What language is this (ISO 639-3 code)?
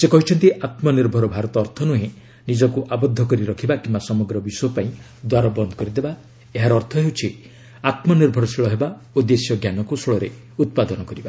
ori